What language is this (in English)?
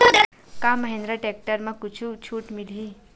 Chhattisgarhi